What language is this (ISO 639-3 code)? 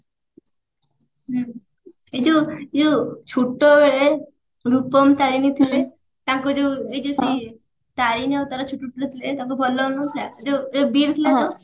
ori